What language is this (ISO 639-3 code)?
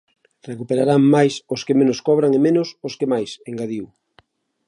glg